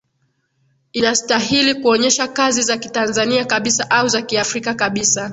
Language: Swahili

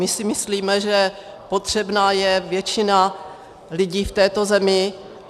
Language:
Czech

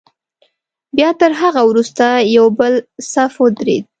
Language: Pashto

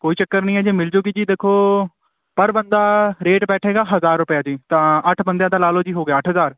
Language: Punjabi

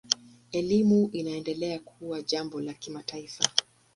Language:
Swahili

